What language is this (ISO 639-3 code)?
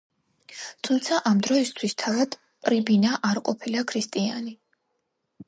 kat